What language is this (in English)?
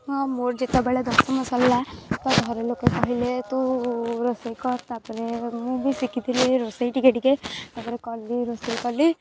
Odia